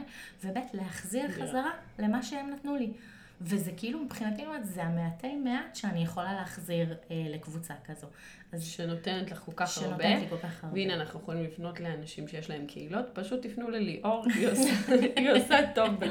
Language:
Hebrew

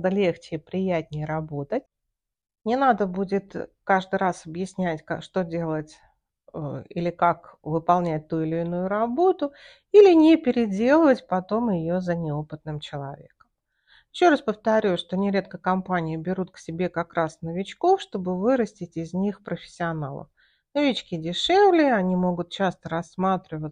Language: Russian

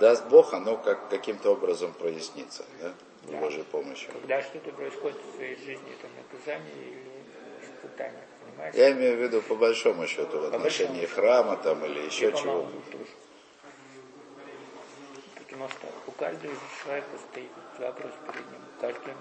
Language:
Russian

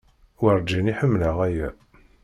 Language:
Kabyle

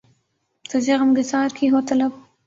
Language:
Urdu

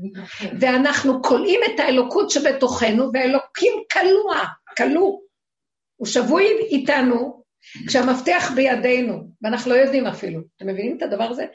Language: Hebrew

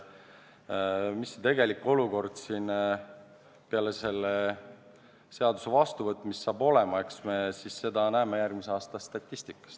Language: Estonian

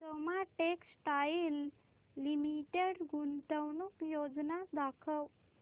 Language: Marathi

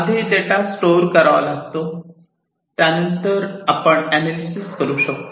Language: Marathi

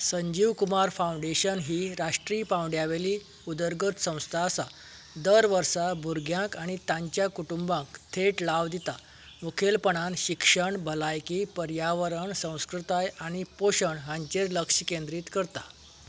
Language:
Konkani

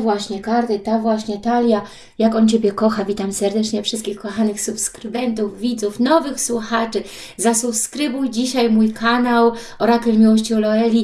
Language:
Polish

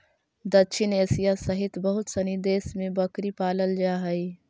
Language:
Magahi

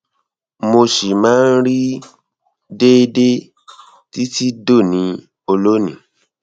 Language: Yoruba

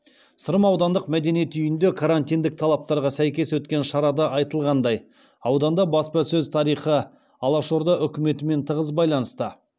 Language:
Kazakh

